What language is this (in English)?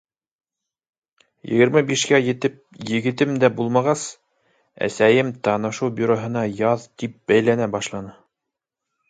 Bashkir